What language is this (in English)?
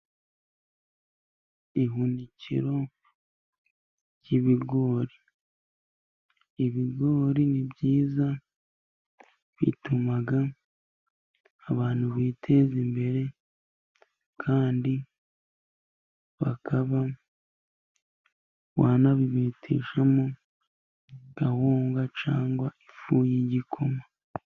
Kinyarwanda